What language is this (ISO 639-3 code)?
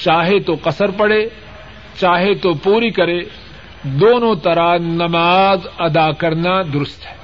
urd